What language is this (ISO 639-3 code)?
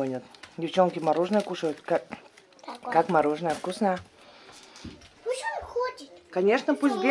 rus